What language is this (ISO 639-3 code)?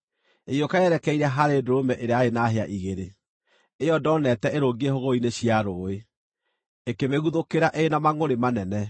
kik